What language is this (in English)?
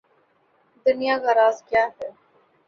Urdu